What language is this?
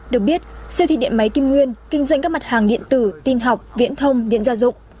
Vietnamese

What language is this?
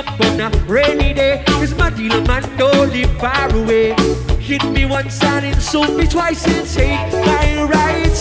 English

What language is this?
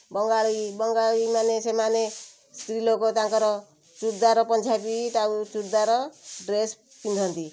Odia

